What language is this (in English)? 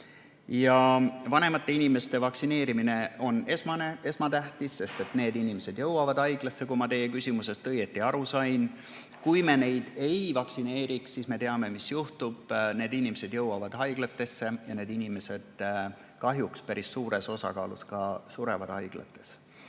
Estonian